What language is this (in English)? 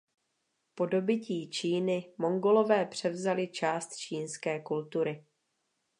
Czech